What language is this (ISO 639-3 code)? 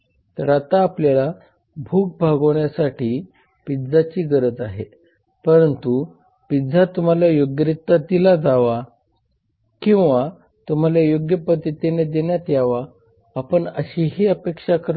mar